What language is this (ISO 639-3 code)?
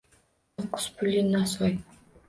uzb